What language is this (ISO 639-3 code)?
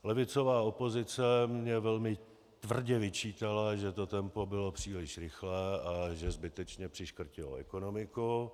ces